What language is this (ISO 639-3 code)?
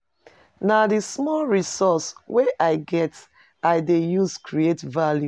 pcm